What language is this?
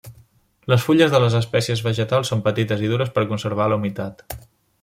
Catalan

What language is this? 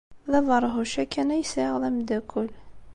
Kabyle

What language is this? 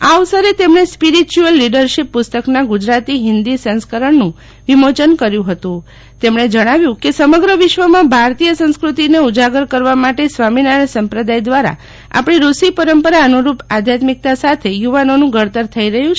Gujarati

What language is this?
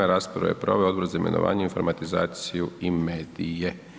Croatian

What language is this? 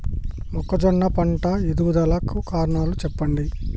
Telugu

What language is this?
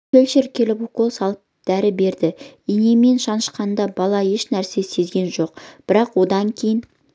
Kazakh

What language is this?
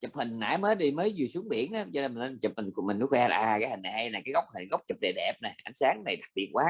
Vietnamese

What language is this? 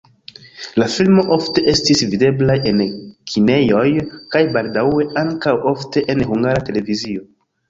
Esperanto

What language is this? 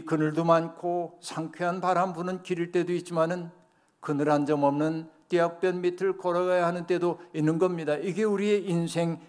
Korean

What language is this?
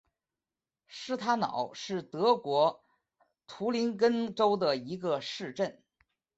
Chinese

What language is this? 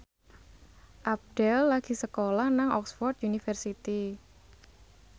Javanese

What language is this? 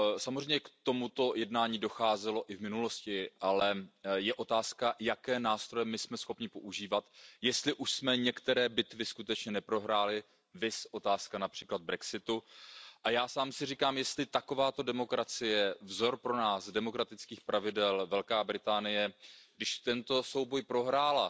Czech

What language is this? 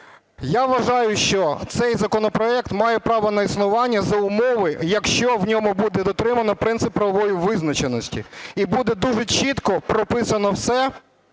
Ukrainian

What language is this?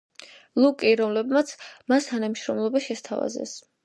Georgian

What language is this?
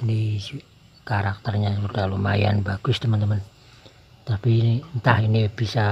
Indonesian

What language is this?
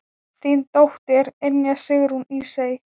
Icelandic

